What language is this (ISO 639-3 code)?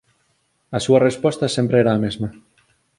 glg